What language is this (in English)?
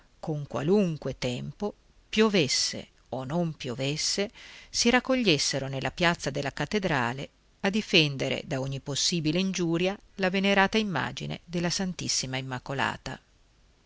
Italian